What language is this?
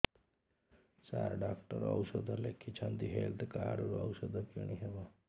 Odia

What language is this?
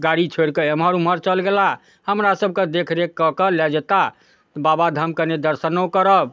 Maithili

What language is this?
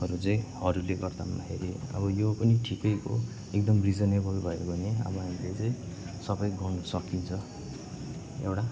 Nepali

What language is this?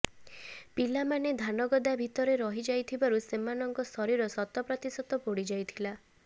Odia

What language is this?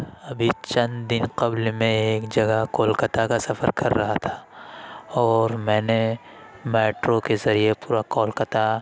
Urdu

